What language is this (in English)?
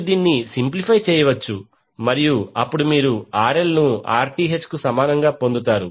Telugu